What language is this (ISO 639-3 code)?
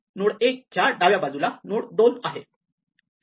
mar